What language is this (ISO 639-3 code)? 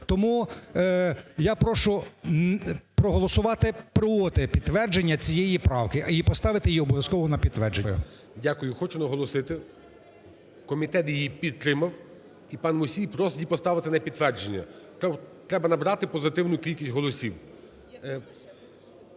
ukr